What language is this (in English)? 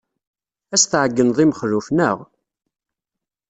Kabyle